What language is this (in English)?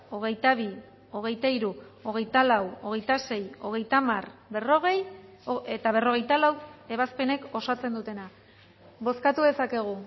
Basque